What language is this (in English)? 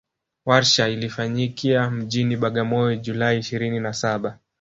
Swahili